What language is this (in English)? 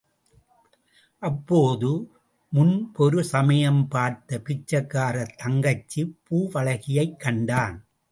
Tamil